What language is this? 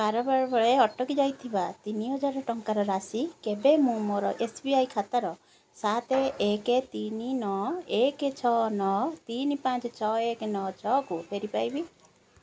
Odia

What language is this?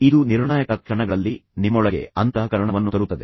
Kannada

